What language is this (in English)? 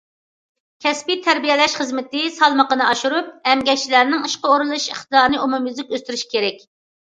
Uyghur